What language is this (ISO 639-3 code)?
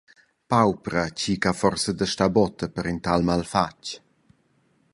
roh